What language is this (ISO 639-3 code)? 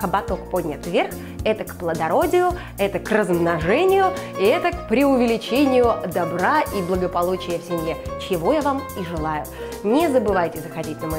rus